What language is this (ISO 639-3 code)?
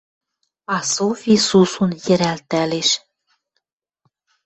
mrj